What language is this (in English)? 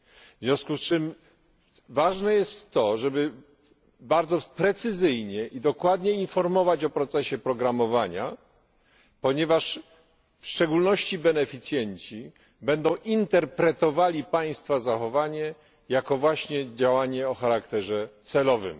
Polish